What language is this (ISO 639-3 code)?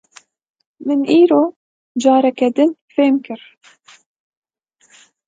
kur